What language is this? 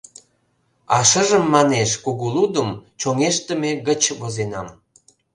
Mari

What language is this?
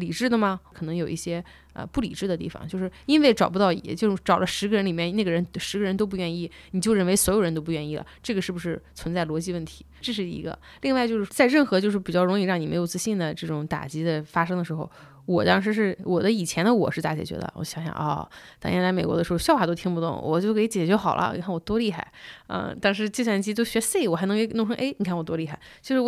Chinese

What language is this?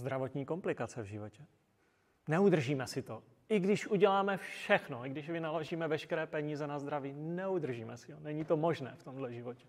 Czech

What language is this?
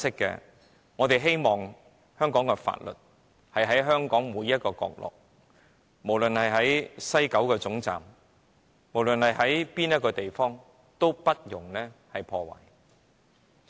Cantonese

